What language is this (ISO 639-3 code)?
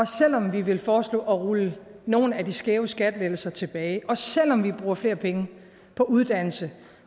dan